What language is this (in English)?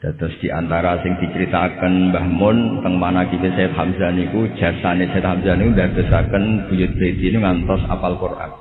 Indonesian